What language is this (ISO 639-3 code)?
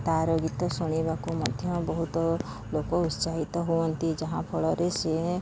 ori